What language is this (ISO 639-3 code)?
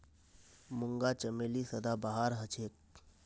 mag